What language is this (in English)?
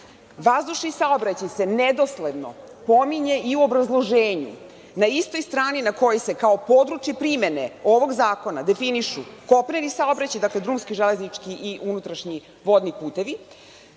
Serbian